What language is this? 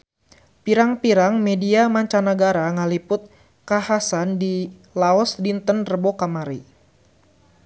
Sundanese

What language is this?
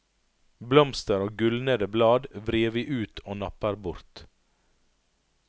Norwegian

